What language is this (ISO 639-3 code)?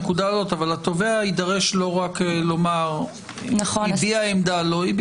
heb